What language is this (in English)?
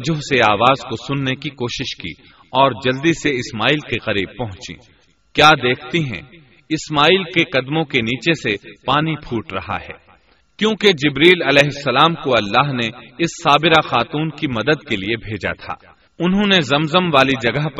Urdu